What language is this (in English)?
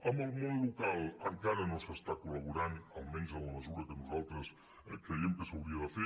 Catalan